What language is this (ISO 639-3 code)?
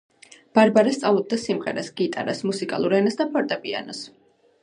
kat